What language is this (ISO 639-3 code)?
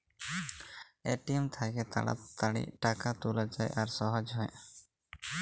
ben